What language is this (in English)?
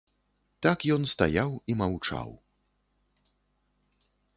Belarusian